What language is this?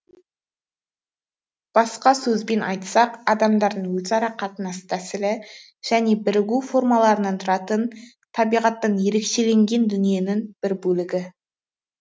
Kazakh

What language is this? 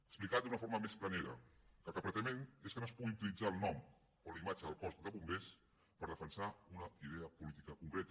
Catalan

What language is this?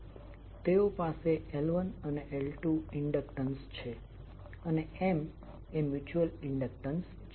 Gujarati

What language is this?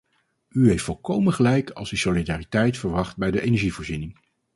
Dutch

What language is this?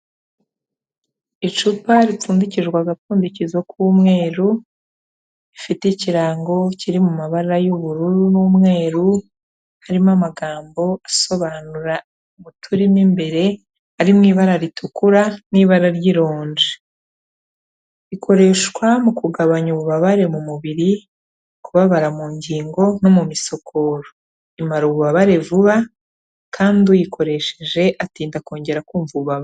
Kinyarwanda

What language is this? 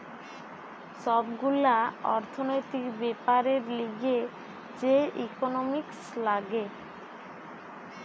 Bangla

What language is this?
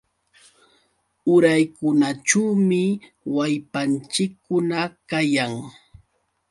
Yauyos Quechua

